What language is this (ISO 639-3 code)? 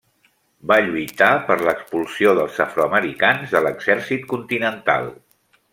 cat